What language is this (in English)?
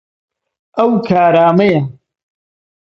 Central Kurdish